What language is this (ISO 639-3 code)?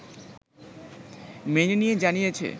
ben